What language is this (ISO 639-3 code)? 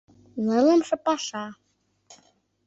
chm